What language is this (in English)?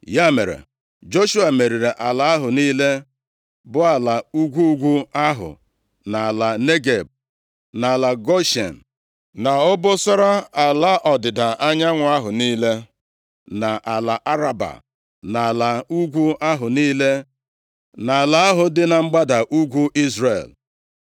Igbo